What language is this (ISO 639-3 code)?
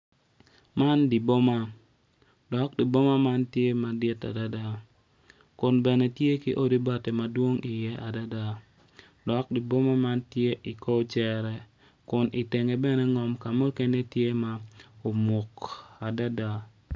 ach